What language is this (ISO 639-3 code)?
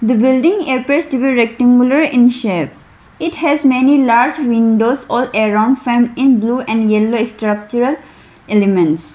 eng